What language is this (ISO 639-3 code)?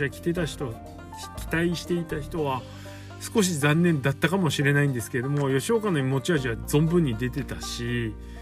jpn